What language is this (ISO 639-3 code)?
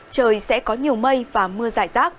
vie